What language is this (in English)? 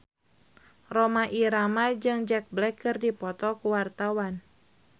Sundanese